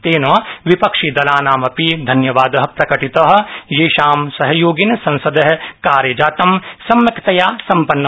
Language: Sanskrit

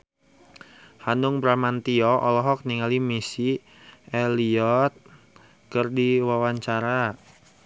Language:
Sundanese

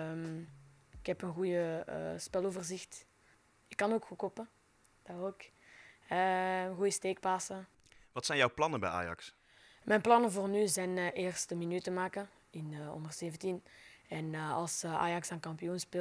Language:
Dutch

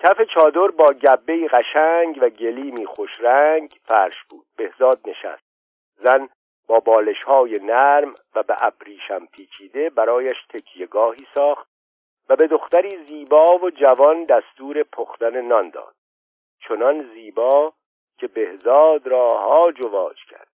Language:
Persian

